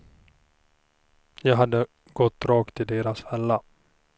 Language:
Swedish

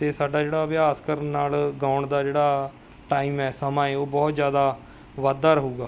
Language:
Punjabi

